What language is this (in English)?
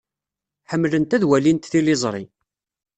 Kabyle